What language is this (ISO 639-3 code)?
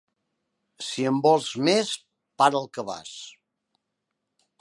cat